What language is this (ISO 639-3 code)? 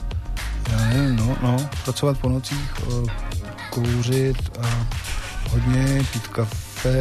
ces